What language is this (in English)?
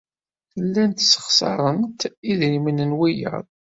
Kabyle